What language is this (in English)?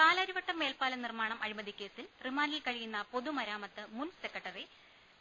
Malayalam